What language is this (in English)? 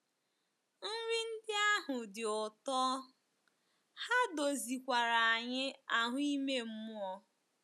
Igbo